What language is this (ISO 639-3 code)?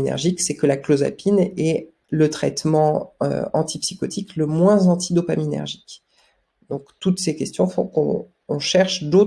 fra